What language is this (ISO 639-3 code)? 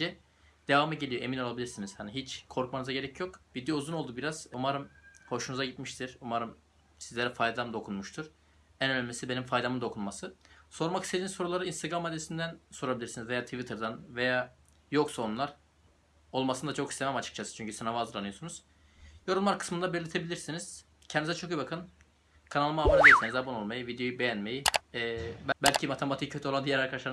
tur